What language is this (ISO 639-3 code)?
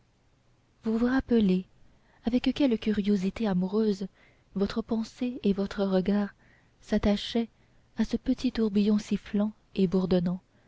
fra